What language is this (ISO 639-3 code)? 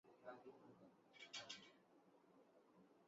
urd